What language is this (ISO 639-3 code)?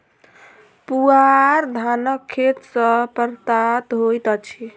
mai